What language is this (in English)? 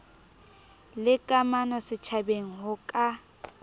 Southern Sotho